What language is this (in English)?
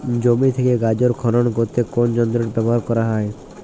Bangla